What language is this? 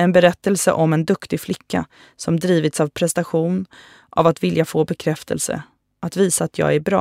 Swedish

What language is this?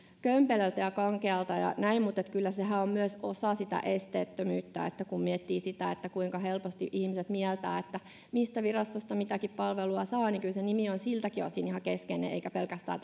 Finnish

